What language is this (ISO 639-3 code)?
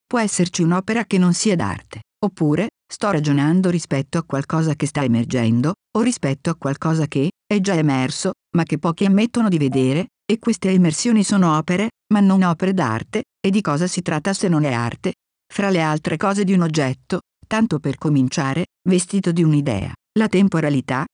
ita